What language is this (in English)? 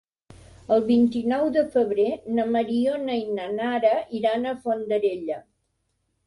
Catalan